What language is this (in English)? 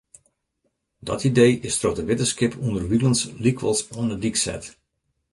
Western Frisian